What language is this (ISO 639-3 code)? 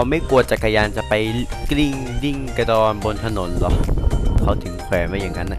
tha